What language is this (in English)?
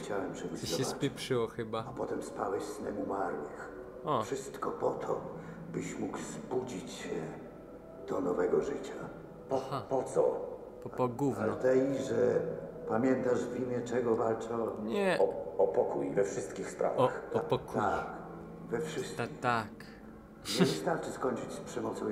Polish